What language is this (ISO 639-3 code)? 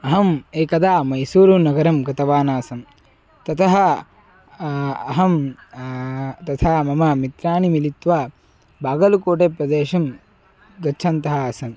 san